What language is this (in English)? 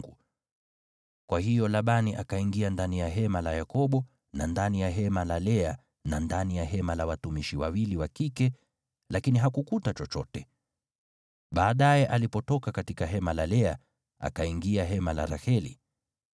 Swahili